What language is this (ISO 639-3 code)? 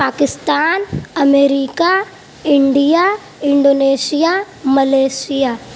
urd